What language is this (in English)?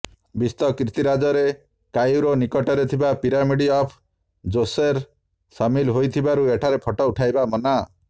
Odia